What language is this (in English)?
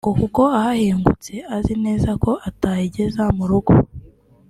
Kinyarwanda